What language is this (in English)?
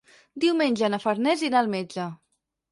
Catalan